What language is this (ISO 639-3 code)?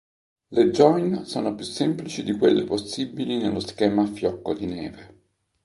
ita